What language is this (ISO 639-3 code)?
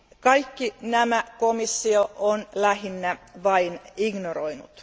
fin